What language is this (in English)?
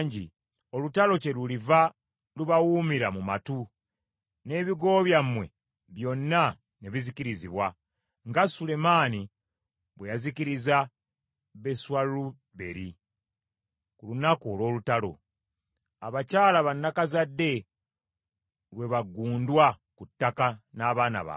Ganda